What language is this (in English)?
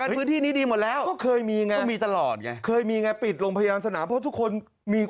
Thai